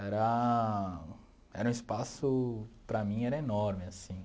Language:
Portuguese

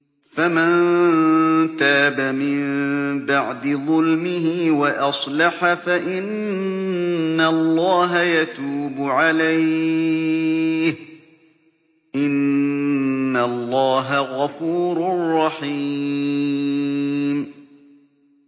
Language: Arabic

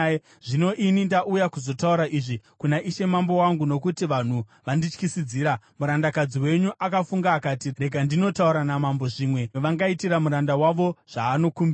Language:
Shona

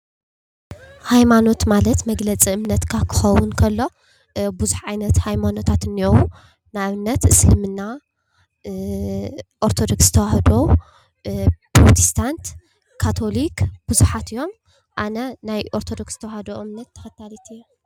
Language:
Tigrinya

